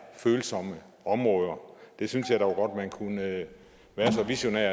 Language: Danish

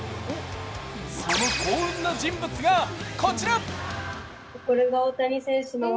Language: Japanese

